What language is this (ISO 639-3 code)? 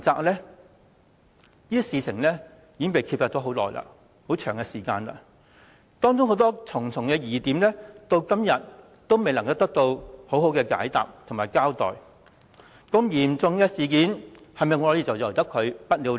yue